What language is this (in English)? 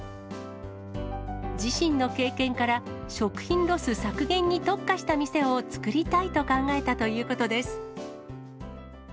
Japanese